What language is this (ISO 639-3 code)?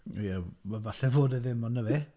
cym